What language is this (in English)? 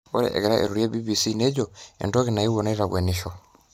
Masai